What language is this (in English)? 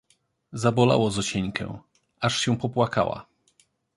Polish